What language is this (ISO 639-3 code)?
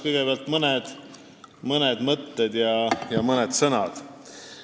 est